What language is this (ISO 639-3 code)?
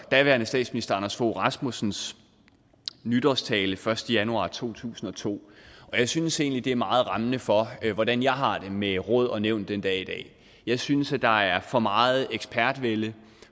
dan